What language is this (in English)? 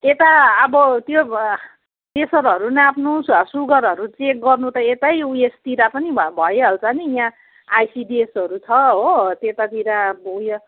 Nepali